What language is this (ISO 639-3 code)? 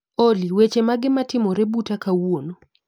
luo